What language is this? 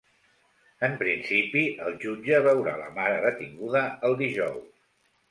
Catalan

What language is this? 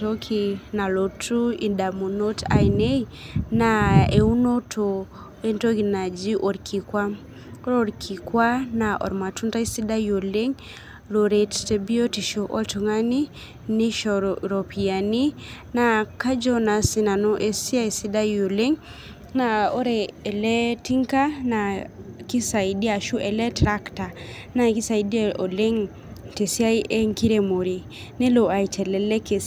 Masai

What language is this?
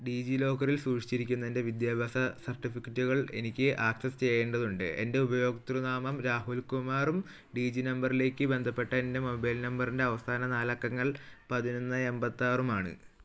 Malayalam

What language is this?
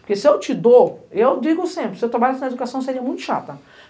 Portuguese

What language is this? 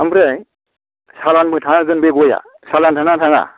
Bodo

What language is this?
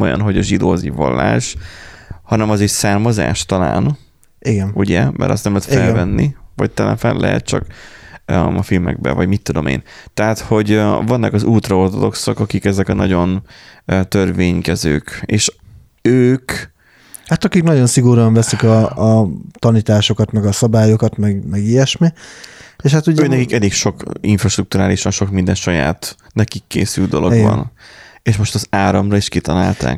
Hungarian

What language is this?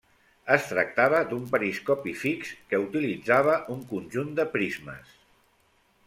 Catalan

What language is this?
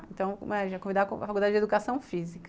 Portuguese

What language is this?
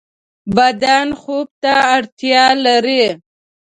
Pashto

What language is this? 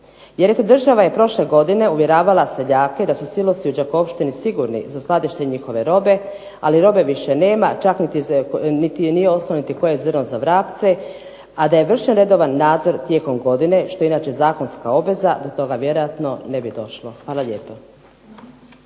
Croatian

